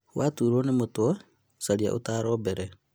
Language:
Kikuyu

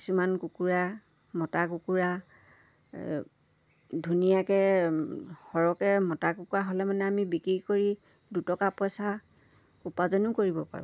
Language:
Assamese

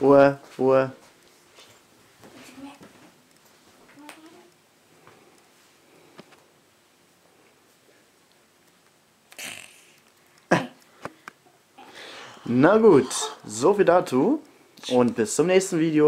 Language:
German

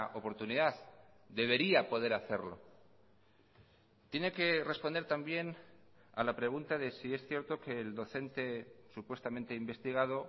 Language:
Spanish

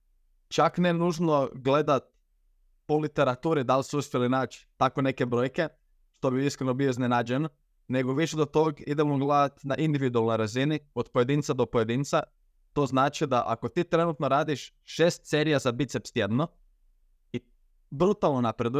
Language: Croatian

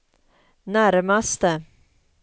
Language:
Swedish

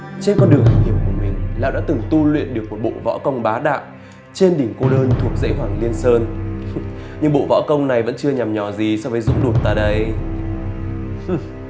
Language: Vietnamese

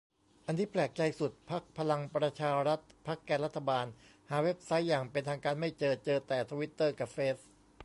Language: Thai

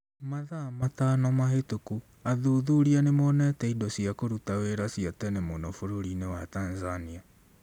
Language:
Kikuyu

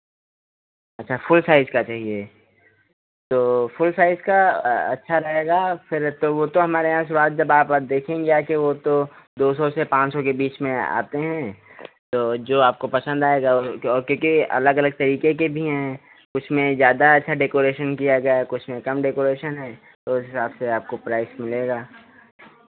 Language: Hindi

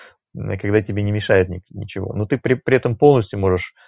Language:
Russian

